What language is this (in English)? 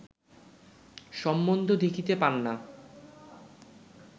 Bangla